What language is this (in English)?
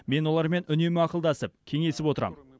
Kazakh